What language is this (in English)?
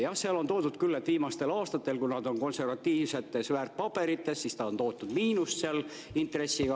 Estonian